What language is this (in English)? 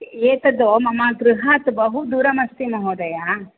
Sanskrit